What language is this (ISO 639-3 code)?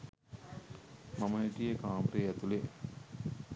sin